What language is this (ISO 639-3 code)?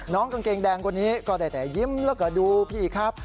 tha